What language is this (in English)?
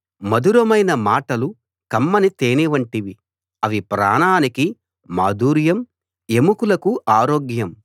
Telugu